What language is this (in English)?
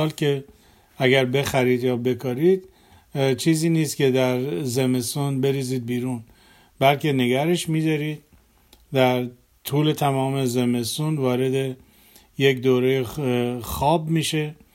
Persian